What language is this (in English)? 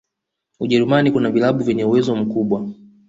Swahili